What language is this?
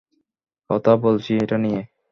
Bangla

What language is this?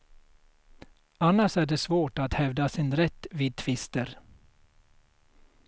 Swedish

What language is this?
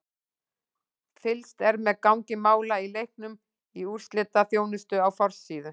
Icelandic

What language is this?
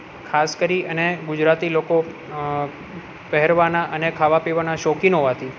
Gujarati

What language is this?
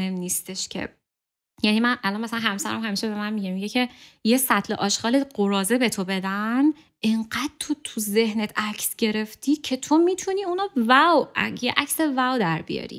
Persian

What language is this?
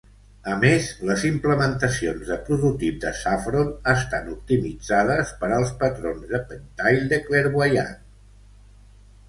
Catalan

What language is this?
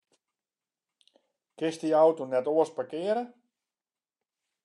Western Frisian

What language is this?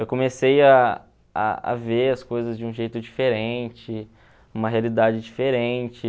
Portuguese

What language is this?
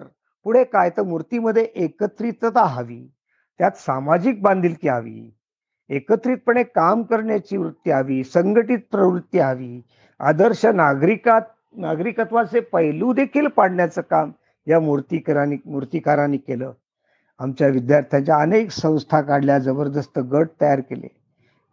Marathi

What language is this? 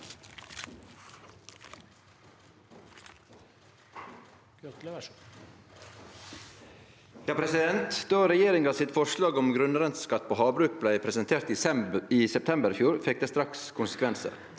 Norwegian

